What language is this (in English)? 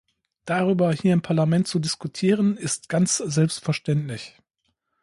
German